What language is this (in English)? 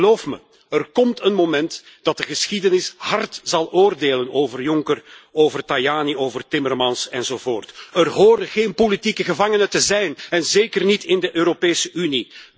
Dutch